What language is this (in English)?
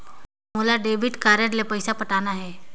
Chhattisgarhi